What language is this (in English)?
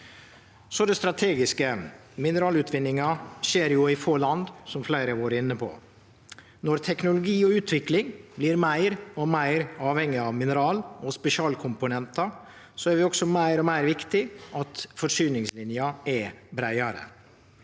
Norwegian